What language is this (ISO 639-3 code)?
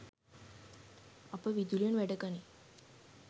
sin